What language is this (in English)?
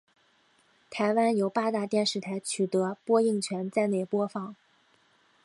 Chinese